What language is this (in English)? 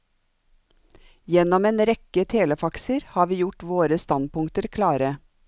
Norwegian